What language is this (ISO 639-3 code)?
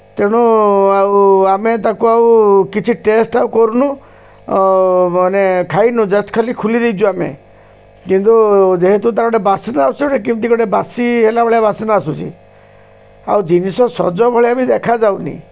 ori